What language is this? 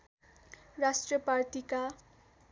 Nepali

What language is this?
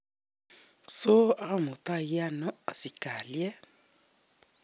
Kalenjin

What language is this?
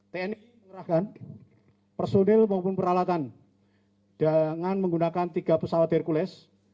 Indonesian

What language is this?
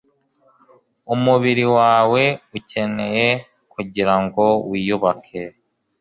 Kinyarwanda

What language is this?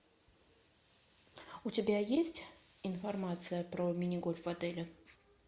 Russian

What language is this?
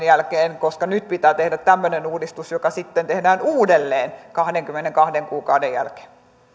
Finnish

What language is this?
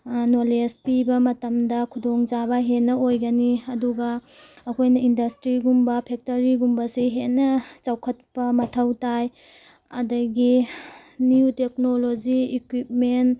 Manipuri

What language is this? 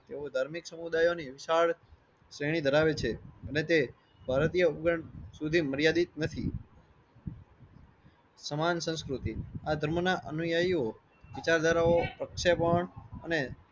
Gujarati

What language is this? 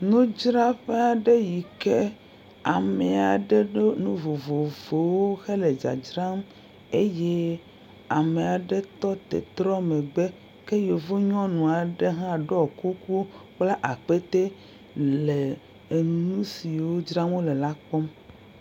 Ewe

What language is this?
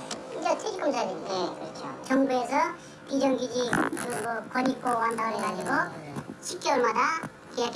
Korean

